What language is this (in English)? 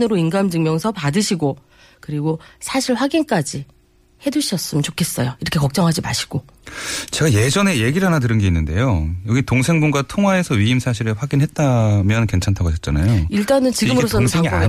Korean